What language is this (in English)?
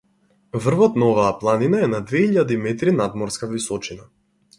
Macedonian